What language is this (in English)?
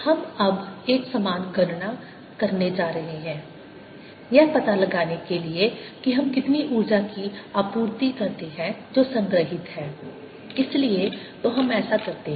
Hindi